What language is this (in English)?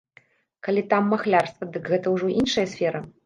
Belarusian